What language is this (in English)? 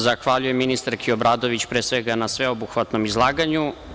Serbian